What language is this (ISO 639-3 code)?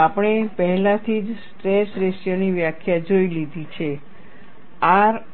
guj